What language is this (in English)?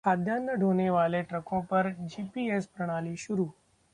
Hindi